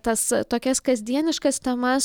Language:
Lithuanian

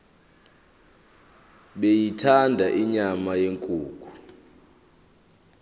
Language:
Zulu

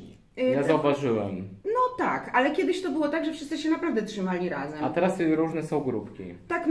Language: Polish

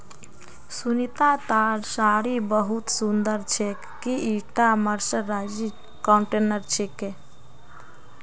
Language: Magahi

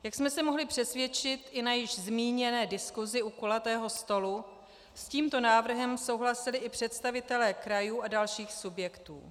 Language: Czech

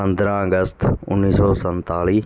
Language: Punjabi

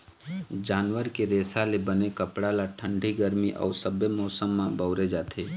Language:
Chhattisgarhi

